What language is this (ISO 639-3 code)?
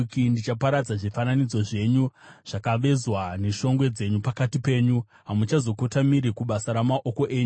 sna